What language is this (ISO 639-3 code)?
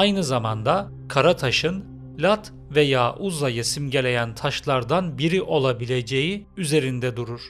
tur